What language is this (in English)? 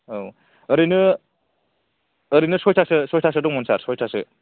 Bodo